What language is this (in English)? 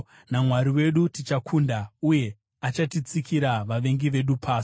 Shona